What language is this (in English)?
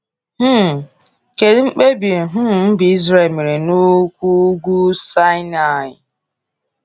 Igbo